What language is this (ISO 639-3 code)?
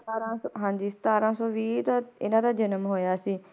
pan